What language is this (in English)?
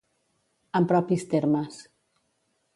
Catalan